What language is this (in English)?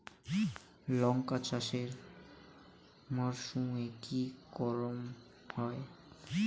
Bangla